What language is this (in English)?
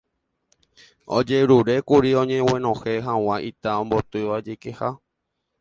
Guarani